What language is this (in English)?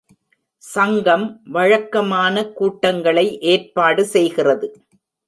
Tamil